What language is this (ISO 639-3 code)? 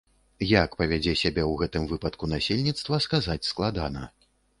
bel